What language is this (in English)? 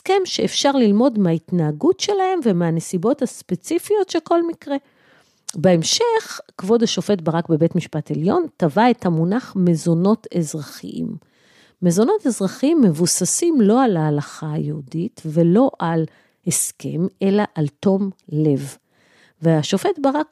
Hebrew